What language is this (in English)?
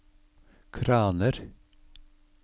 Norwegian